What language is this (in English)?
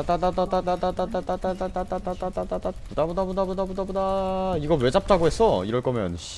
Korean